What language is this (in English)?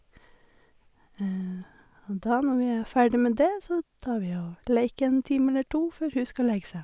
Norwegian